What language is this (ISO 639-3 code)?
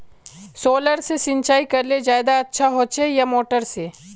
mag